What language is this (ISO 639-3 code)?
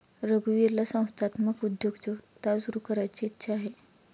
mar